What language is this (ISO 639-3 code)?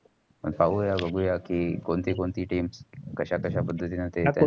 mar